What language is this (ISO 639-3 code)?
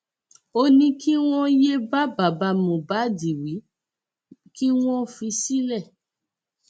yor